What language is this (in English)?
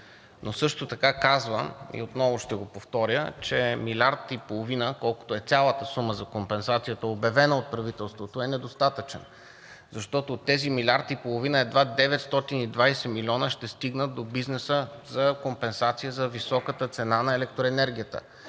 Bulgarian